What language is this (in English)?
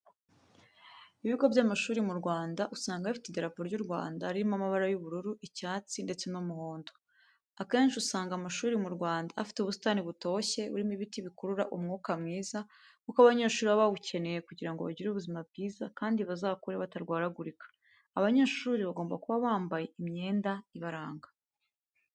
Kinyarwanda